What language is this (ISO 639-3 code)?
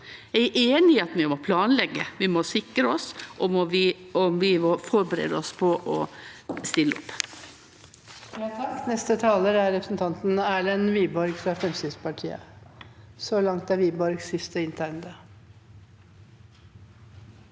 nor